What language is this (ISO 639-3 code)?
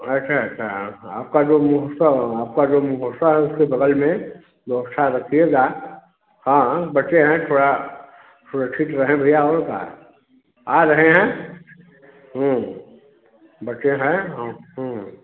hin